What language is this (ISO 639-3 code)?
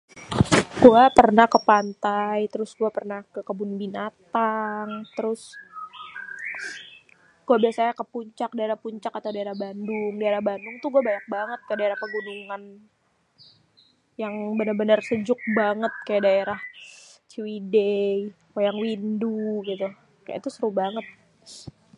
bew